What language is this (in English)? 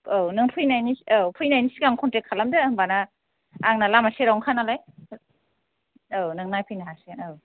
Bodo